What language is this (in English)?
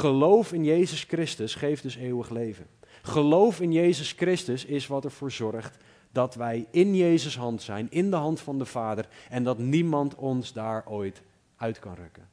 Dutch